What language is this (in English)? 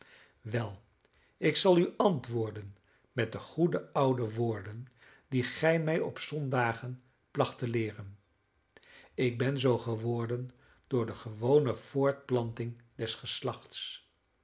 Dutch